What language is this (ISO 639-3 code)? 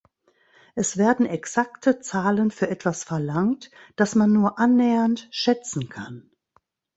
deu